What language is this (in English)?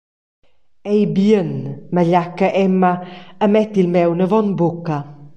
Romansh